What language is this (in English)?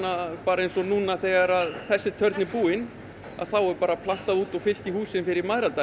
Icelandic